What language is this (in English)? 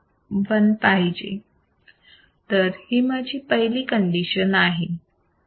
Marathi